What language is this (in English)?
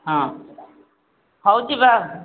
Odia